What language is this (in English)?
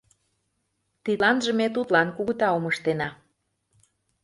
Mari